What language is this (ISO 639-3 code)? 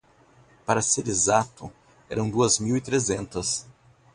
por